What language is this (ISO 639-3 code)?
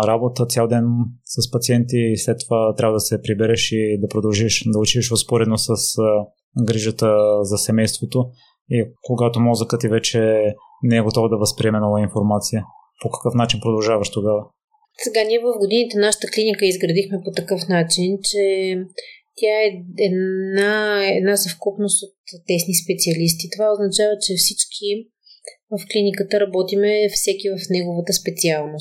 bul